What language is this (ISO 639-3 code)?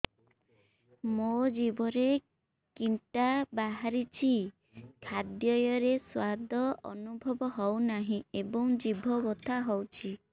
ori